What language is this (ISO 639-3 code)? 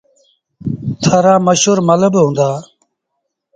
sbn